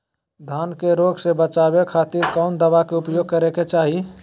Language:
Magahi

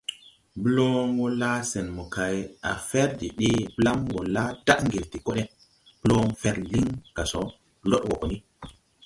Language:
Tupuri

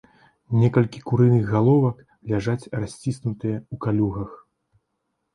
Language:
Belarusian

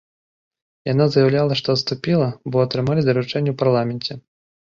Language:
Belarusian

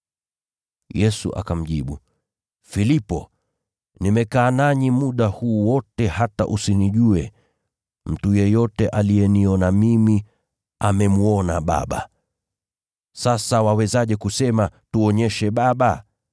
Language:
Swahili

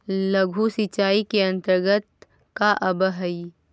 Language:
Magahi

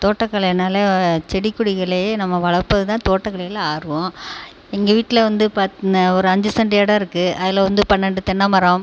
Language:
Tamil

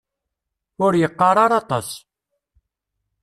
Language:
Kabyle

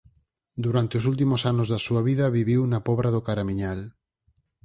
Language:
Galician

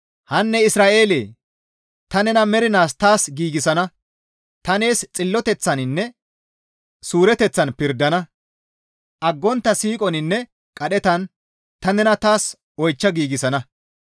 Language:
Gamo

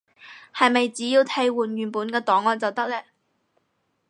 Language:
Cantonese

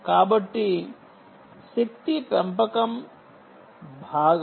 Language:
Telugu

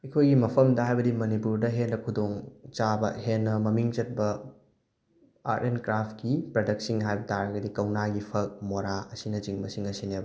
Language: Manipuri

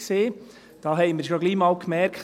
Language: Swiss German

